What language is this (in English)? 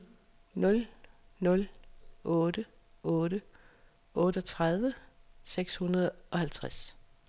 Danish